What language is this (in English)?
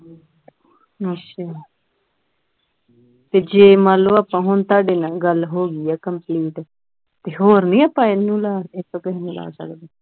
Punjabi